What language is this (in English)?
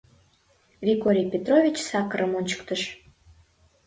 Mari